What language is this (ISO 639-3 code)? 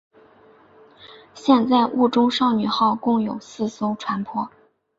zho